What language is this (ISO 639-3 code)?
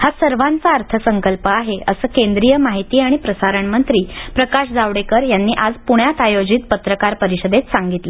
mar